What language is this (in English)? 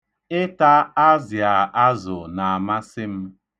Igbo